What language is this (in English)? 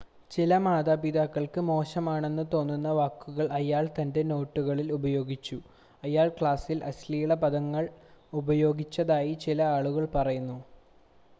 Malayalam